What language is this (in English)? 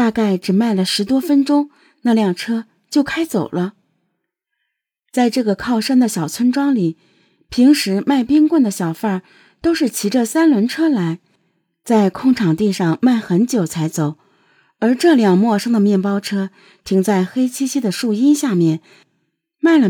Chinese